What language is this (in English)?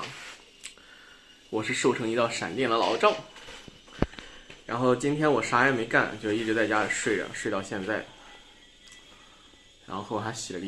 Chinese